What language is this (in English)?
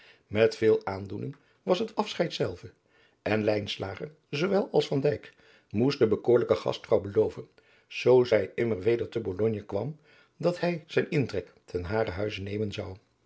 Dutch